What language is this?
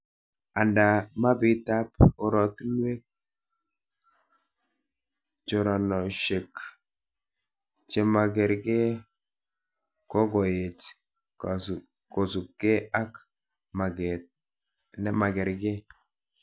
Kalenjin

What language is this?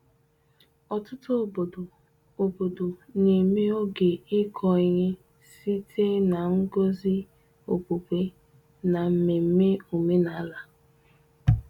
Igbo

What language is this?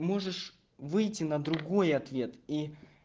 Russian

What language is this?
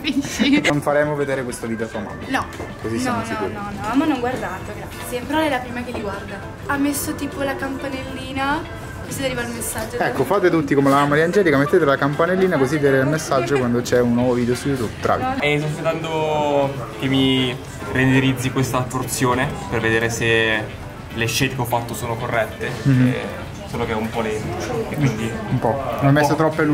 Italian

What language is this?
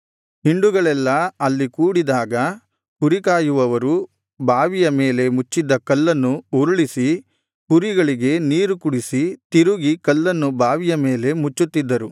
Kannada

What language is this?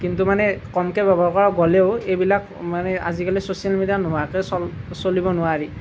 Assamese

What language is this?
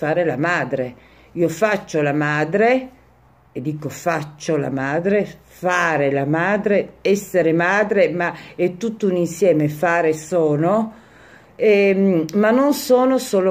Italian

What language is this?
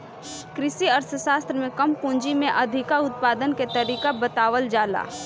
Bhojpuri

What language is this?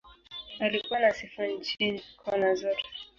Swahili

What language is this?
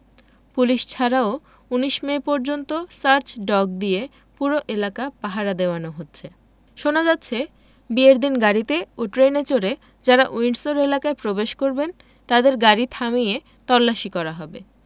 Bangla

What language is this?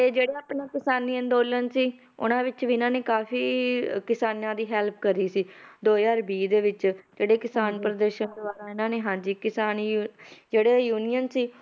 Punjabi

